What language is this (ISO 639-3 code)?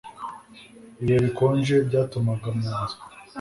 kin